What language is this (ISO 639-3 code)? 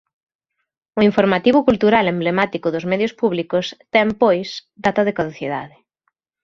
glg